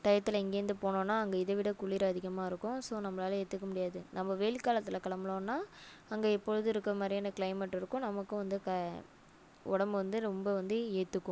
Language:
Tamil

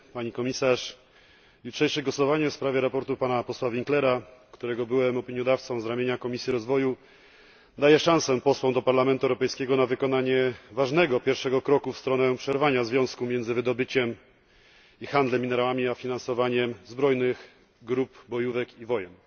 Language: Polish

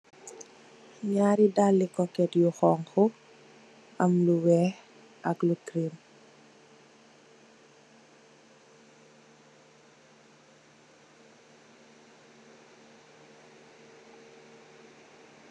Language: Wolof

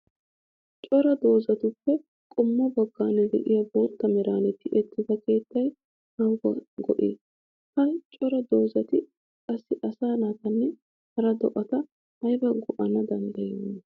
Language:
Wolaytta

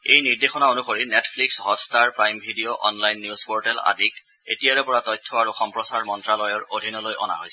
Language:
Assamese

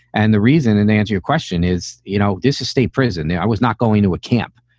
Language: English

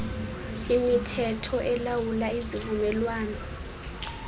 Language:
Xhosa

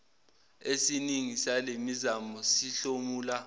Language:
Zulu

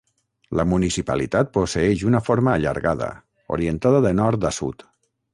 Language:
Catalan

